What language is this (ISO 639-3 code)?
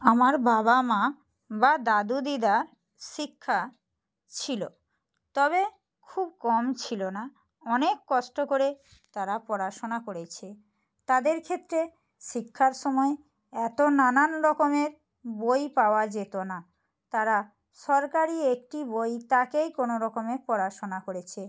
ben